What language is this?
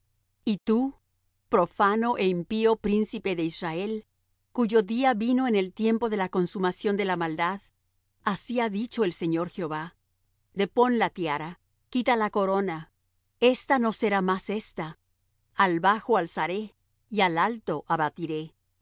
Spanish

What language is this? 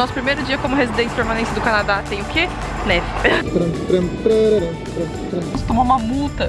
Portuguese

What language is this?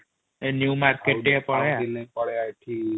Odia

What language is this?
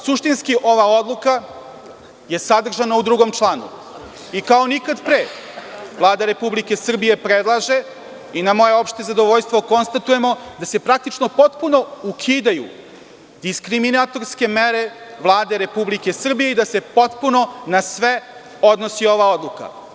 Serbian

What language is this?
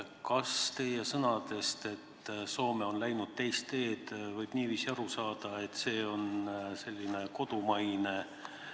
Estonian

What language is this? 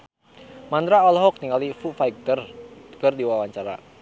Sundanese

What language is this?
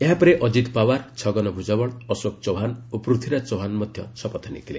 Odia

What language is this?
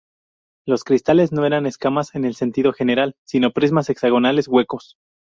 Spanish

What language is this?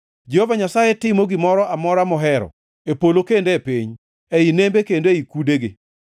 Luo (Kenya and Tanzania)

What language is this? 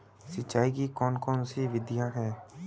Hindi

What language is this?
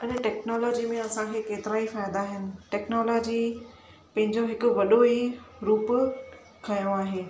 Sindhi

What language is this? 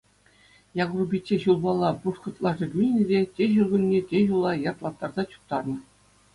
Chuvash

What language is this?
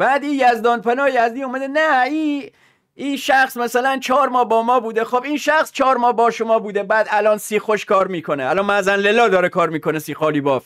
Persian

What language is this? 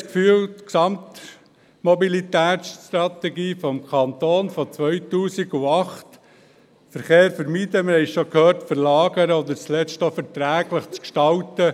Swiss German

